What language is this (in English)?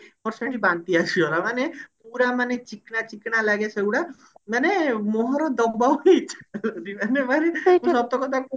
Odia